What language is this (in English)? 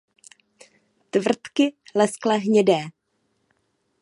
Czech